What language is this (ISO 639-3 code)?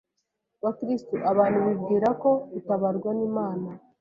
kin